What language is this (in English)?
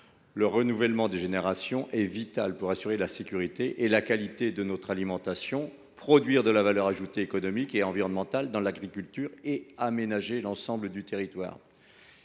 French